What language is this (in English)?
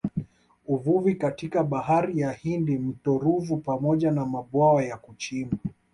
Swahili